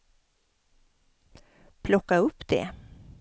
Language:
Swedish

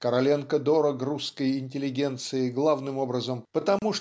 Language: Russian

